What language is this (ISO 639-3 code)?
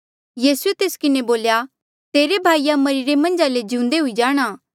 mjl